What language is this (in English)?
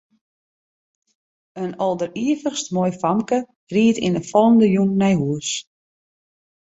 Western Frisian